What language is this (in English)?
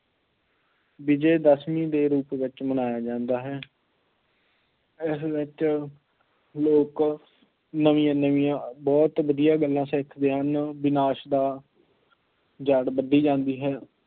Punjabi